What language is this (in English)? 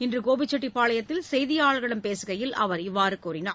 Tamil